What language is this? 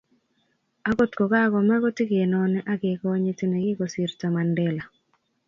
Kalenjin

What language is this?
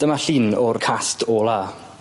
Welsh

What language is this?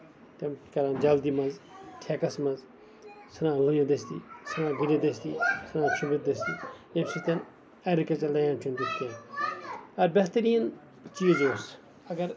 Kashmiri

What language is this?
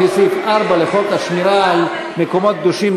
Hebrew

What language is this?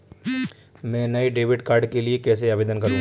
Hindi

